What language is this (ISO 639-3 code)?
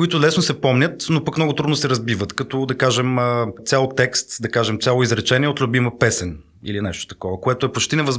bul